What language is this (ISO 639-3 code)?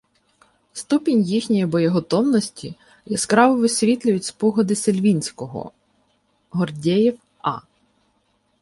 ukr